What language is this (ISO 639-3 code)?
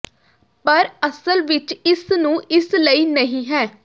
pan